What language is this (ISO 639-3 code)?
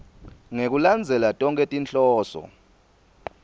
ssw